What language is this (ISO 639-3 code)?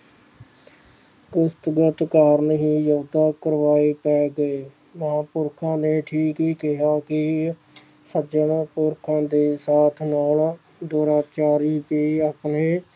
pan